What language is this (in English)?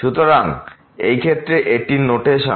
Bangla